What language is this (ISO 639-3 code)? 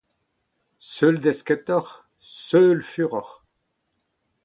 bre